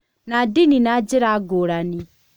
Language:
Kikuyu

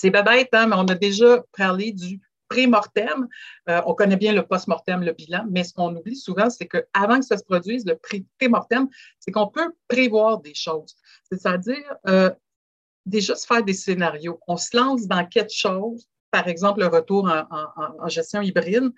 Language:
French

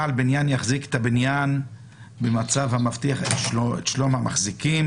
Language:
Hebrew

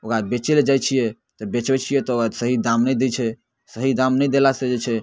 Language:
Maithili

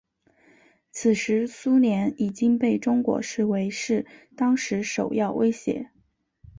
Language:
Chinese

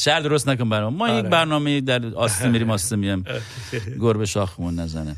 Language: Persian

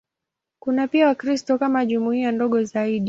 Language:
Swahili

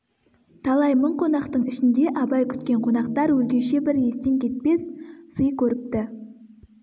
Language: Kazakh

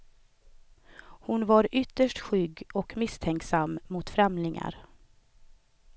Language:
Swedish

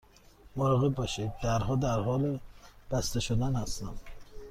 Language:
Persian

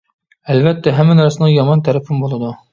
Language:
Uyghur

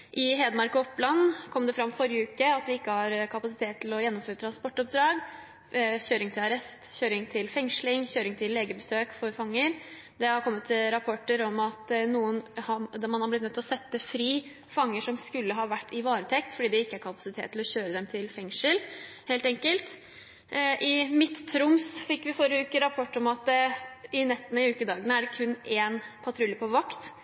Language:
Norwegian Bokmål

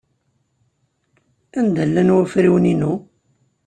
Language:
Kabyle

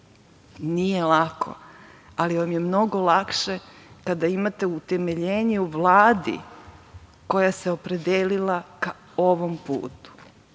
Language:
Serbian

